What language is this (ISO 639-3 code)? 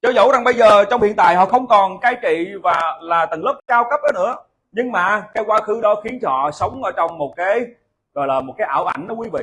vie